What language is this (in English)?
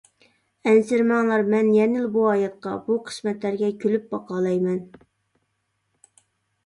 Uyghur